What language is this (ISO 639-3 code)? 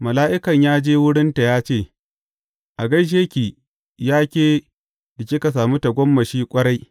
hau